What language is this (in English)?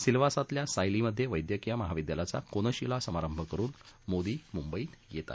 Marathi